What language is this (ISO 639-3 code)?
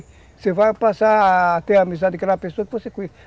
por